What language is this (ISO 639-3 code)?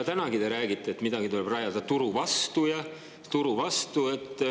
est